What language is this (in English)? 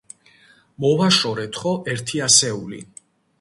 Georgian